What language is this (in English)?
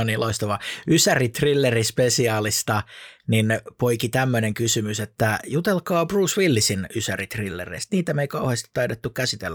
Finnish